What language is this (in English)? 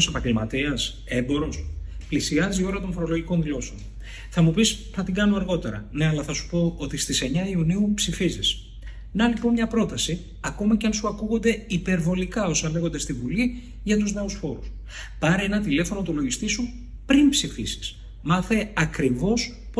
Greek